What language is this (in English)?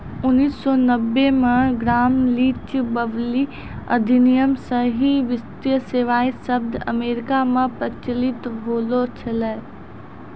Maithili